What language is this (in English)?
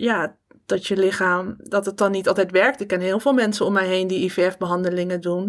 Dutch